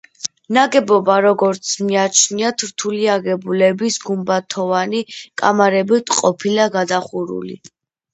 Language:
Georgian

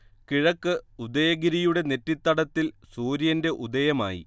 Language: Malayalam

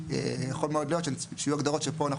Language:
Hebrew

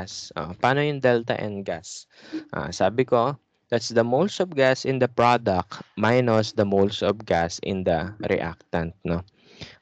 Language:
Filipino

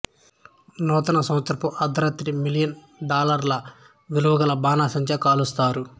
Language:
Telugu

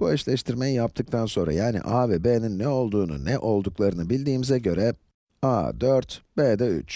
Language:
Turkish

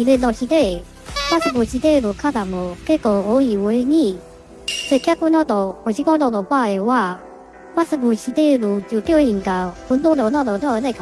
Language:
Japanese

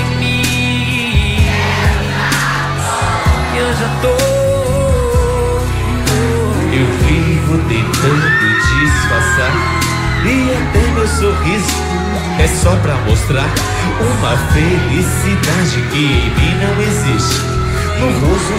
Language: Romanian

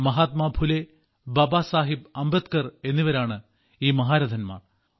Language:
Malayalam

